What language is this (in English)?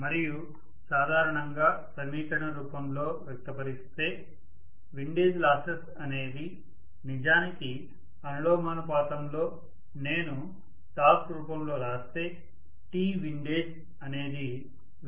Telugu